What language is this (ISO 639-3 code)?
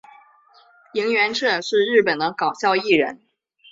zho